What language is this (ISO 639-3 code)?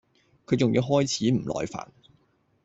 yue